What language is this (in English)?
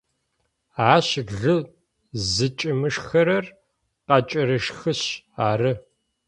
Adyghe